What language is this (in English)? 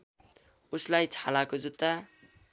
Nepali